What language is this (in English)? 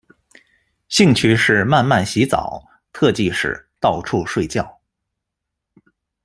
Chinese